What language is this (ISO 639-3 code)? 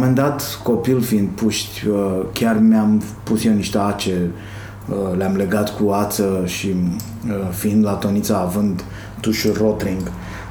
ron